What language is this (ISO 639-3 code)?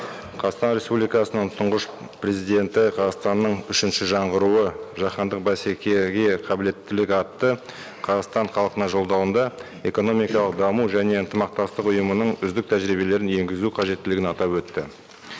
kaz